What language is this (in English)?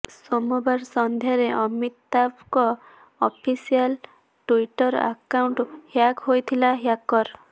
Odia